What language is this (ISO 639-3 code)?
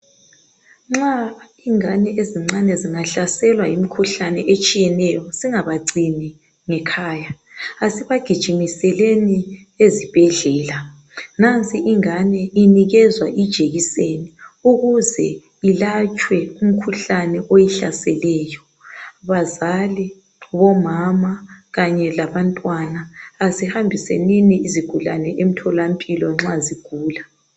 nde